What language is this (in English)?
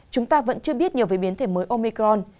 Vietnamese